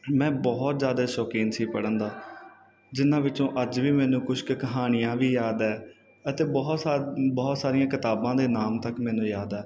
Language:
Punjabi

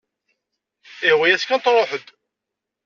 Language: Kabyle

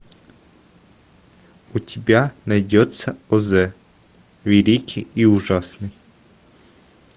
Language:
Russian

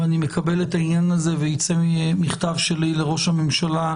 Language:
Hebrew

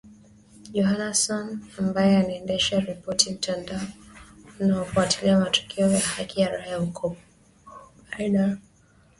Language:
Swahili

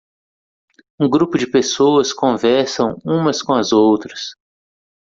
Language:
Portuguese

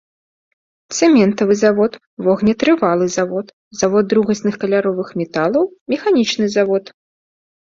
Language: Belarusian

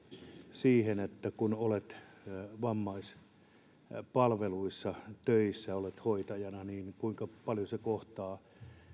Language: Finnish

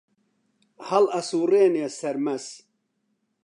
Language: Central Kurdish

